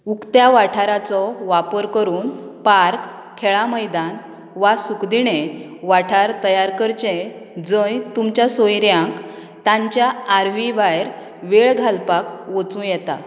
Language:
Konkani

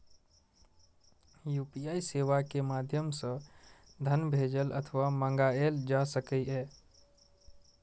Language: Maithili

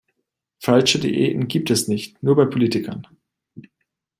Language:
German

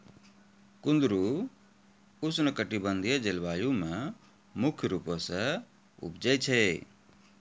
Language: Maithili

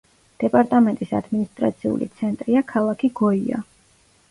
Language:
Georgian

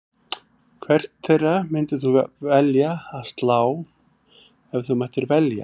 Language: Icelandic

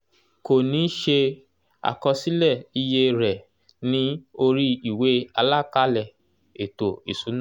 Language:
Yoruba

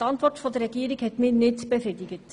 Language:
Swiss German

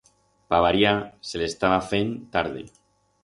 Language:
Aragonese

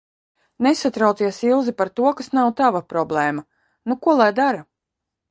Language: Latvian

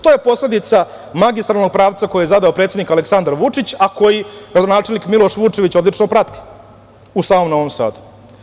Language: Serbian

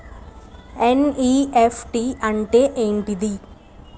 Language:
Telugu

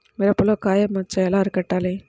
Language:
Telugu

